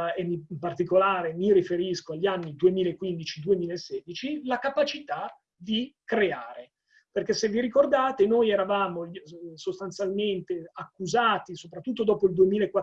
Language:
Italian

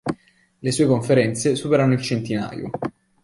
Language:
Italian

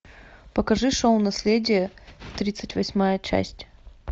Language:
Russian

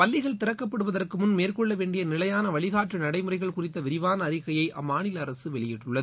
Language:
Tamil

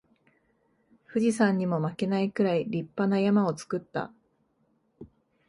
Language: Japanese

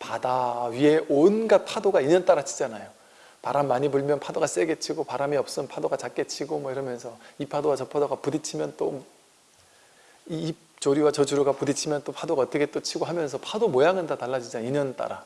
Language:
Korean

